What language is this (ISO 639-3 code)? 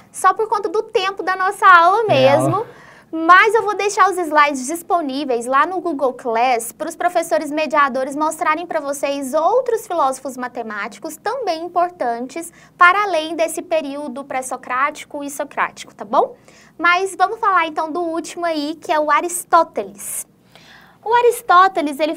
por